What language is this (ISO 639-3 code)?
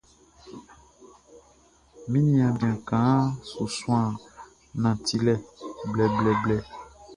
bci